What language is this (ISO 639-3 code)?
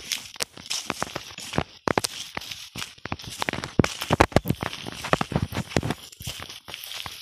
por